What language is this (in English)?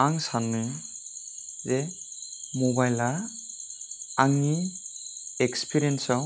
Bodo